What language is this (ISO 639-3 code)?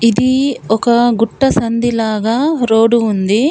tel